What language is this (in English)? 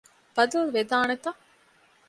Divehi